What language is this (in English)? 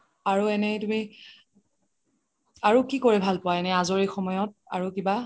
Assamese